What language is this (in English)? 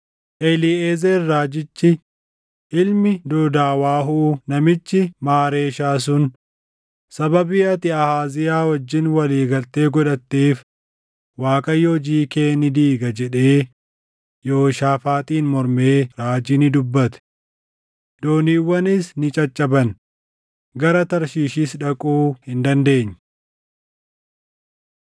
Oromo